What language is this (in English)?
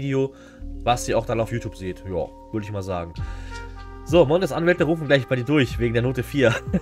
German